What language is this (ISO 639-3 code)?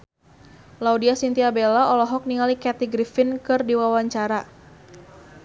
sun